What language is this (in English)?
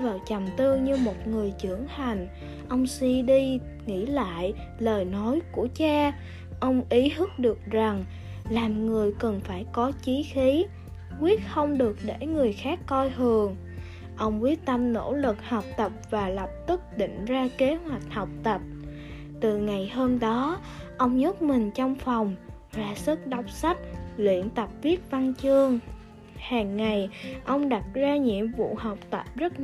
Vietnamese